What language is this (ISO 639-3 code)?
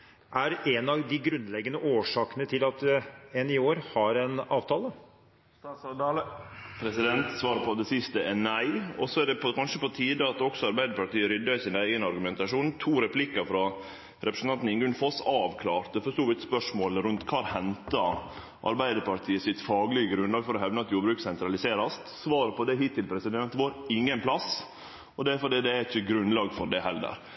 nor